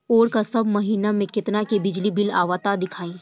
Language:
Bhojpuri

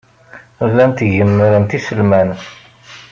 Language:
Kabyle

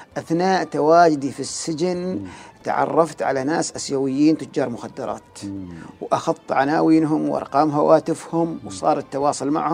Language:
Arabic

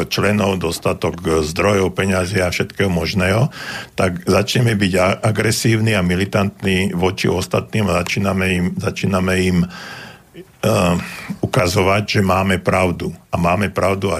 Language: Slovak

